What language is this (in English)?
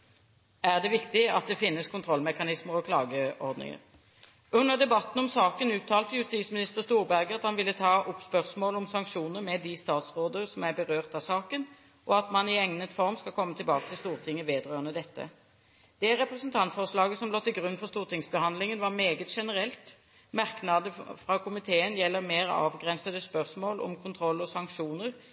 Norwegian Bokmål